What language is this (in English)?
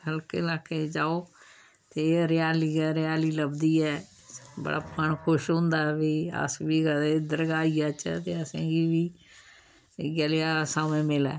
Dogri